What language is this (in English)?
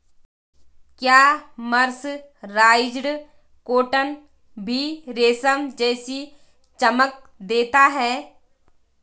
Hindi